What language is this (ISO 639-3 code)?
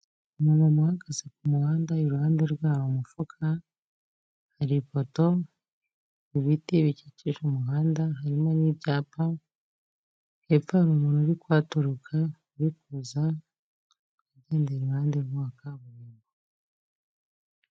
kin